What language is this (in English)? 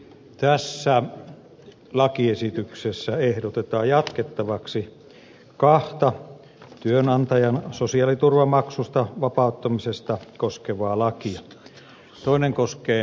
Finnish